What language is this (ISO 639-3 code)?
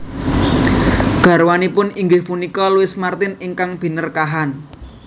jav